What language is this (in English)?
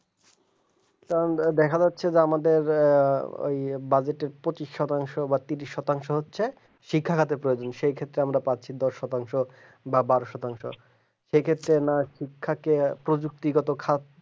Bangla